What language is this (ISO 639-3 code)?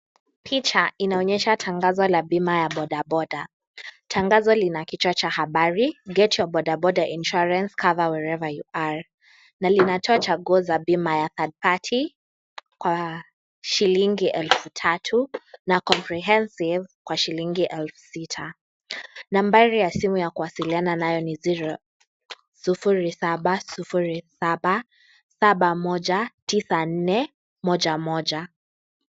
swa